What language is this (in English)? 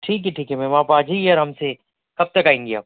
Urdu